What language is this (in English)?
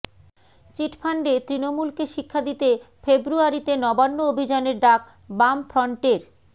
Bangla